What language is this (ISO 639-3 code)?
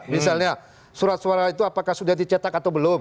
ind